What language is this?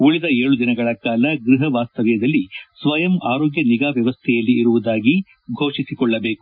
Kannada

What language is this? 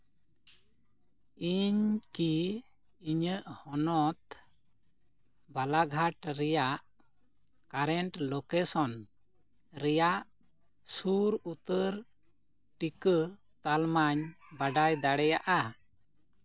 Santali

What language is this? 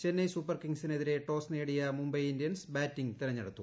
Malayalam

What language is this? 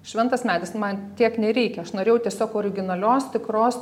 Lithuanian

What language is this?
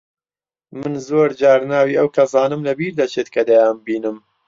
Central Kurdish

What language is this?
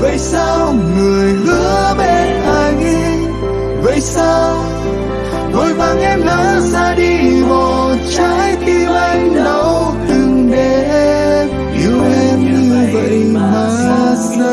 Vietnamese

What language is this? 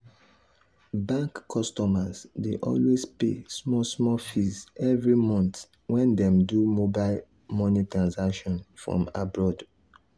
Nigerian Pidgin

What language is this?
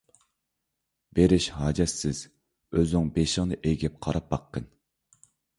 Uyghur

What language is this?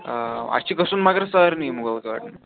Kashmiri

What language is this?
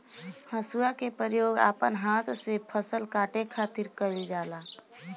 Bhojpuri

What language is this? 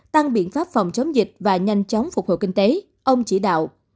Vietnamese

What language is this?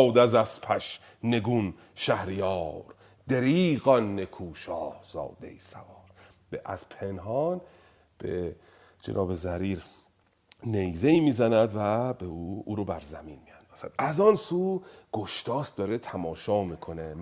Persian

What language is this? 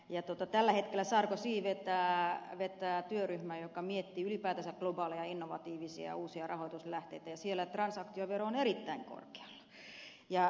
Finnish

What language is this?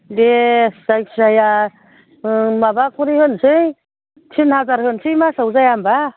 Bodo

